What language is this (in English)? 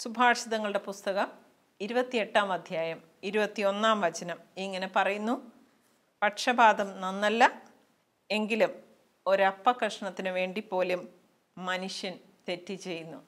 Malayalam